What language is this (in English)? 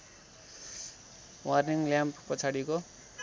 Nepali